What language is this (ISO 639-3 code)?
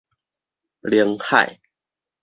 nan